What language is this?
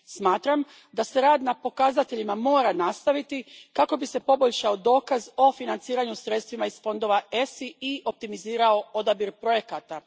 Croatian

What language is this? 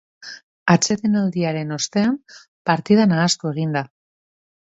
Basque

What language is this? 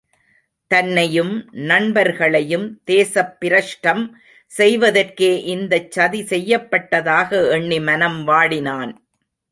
Tamil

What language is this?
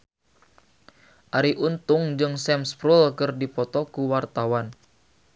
Sundanese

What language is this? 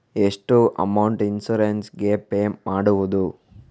Kannada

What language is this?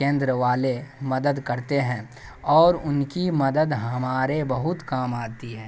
Urdu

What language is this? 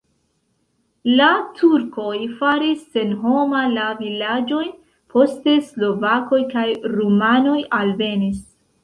Esperanto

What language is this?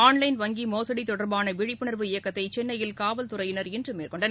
Tamil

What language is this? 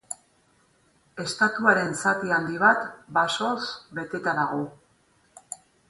Basque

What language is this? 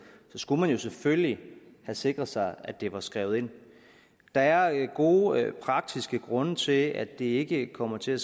Danish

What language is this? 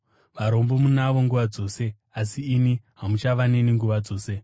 Shona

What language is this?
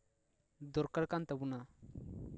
Santali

